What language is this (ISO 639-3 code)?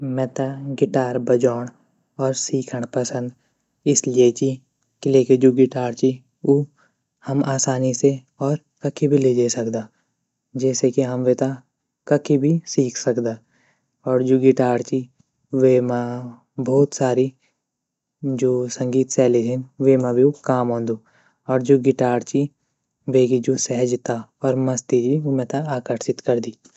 gbm